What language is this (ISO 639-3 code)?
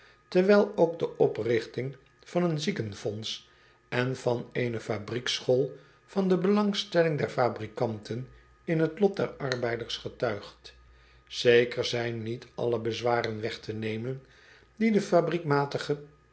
nld